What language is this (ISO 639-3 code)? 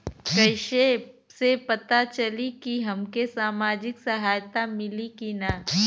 bho